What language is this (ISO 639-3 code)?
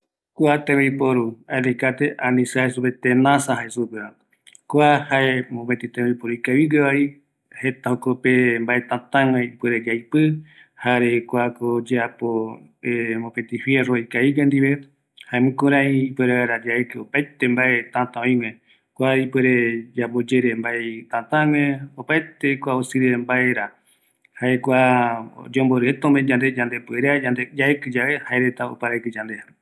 gui